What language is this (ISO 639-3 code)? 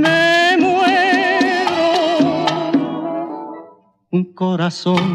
ron